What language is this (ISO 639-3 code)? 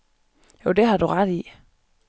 dan